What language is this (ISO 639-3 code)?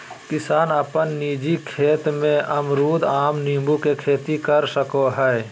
mag